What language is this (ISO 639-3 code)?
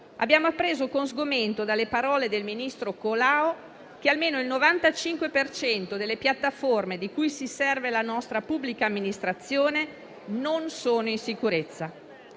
ita